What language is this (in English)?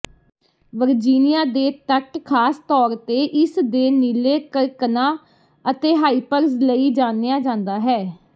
Punjabi